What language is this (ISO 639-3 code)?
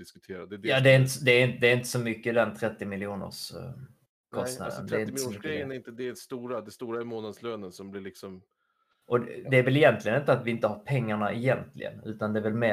swe